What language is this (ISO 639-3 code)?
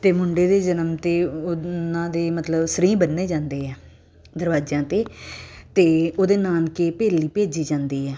pan